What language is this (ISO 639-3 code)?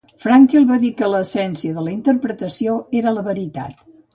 cat